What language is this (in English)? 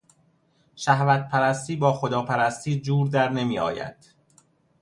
Persian